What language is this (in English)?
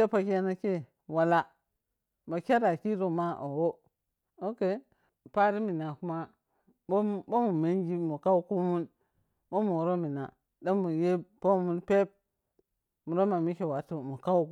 Piya-Kwonci